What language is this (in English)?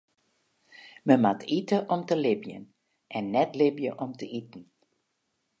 Western Frisian